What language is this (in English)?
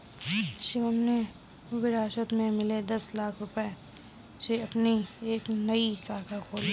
Hindi